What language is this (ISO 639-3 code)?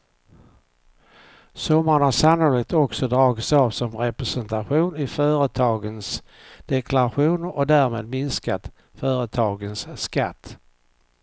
swe